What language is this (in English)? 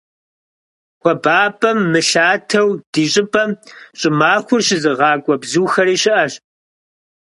Kabardian